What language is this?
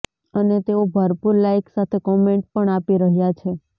Gujarati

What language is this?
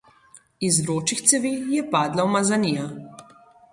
Slovenian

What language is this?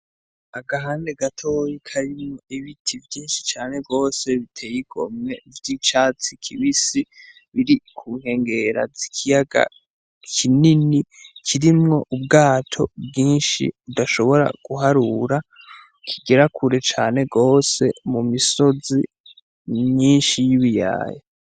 Rundi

